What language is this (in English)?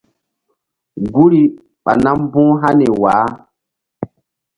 Mbum